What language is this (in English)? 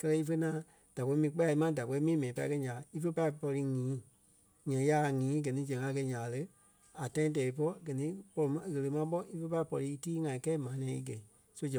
Kpelle